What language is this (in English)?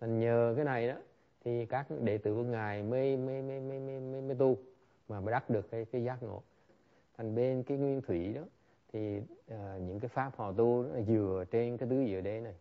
Vietnamese